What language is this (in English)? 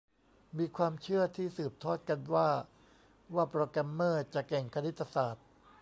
Thai